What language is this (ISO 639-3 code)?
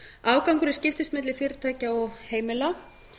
isl